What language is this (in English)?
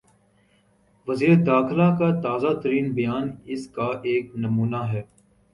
Urdu